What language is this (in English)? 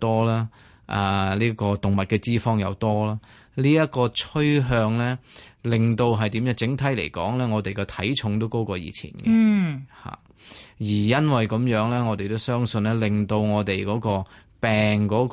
Chinese